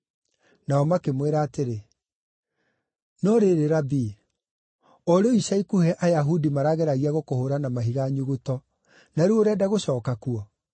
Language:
Kikuyu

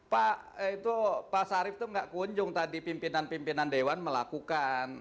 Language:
Indonesian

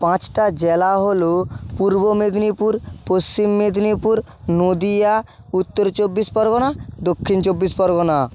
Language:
Bangla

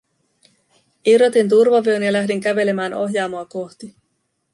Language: Finnish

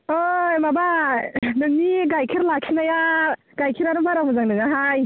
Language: Bodo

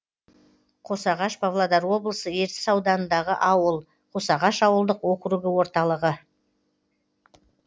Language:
Kazakh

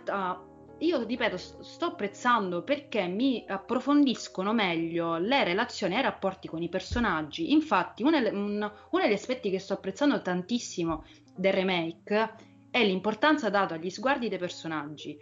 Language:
Italian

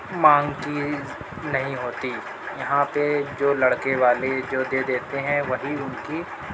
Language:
Urdu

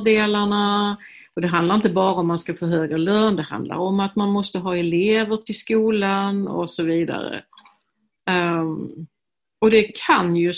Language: Swedish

